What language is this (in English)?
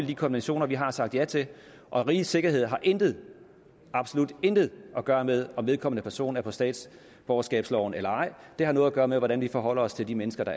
Danish